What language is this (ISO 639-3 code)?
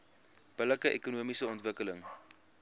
afr